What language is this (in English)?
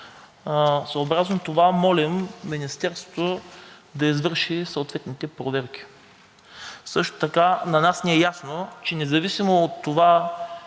Bulgarian